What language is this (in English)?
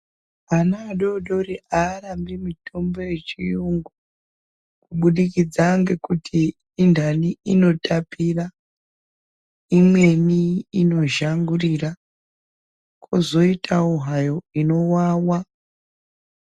Ndau